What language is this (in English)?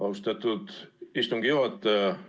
Estonian